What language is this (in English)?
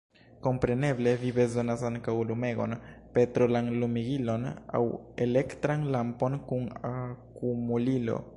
Esperanto